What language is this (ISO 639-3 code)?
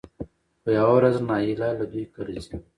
pus